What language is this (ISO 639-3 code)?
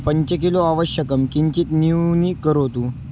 san